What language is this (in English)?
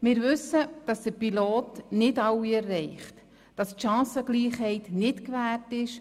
Swiss German